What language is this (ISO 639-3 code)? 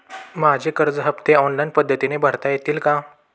mar